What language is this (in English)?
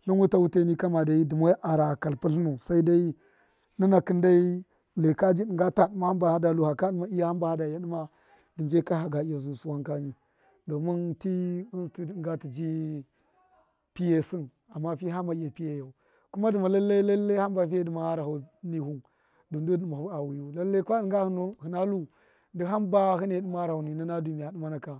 Miya